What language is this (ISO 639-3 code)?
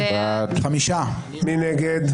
heb